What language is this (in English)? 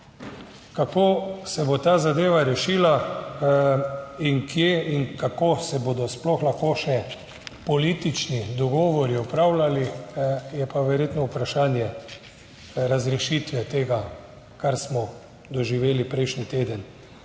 Slovenian